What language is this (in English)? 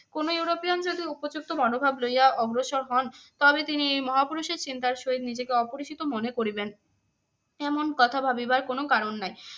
Bangla